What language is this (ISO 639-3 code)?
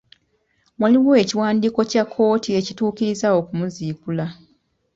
lug